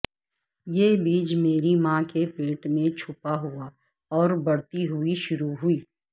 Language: Urdu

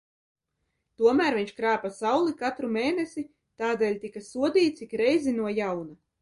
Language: Latvian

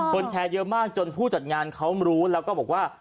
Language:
Thai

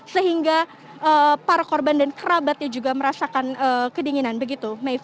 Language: Indonesian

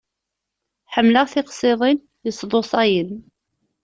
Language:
Kabyle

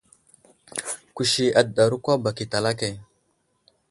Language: Wuzlam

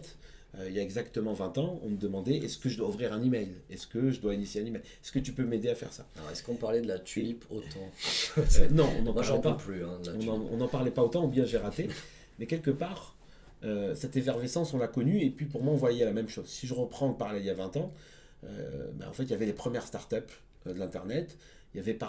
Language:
French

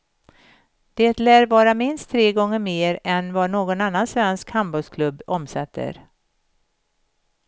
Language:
Swedish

